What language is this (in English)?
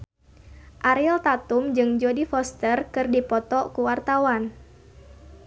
Sundanese